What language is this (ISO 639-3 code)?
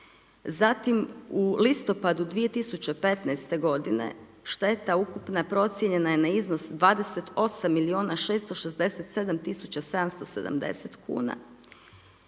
hrv